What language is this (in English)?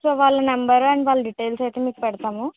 Telugu